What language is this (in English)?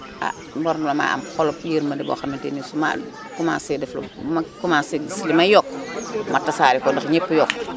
Wolof